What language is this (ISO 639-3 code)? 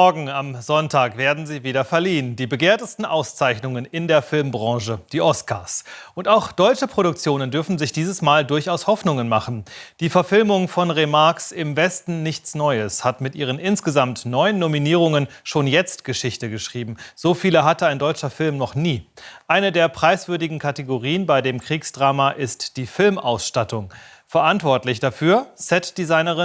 deu